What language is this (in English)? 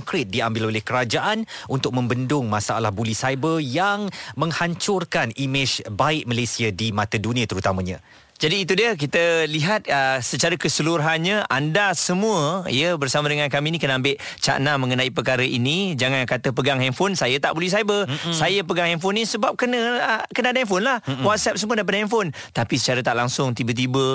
Malay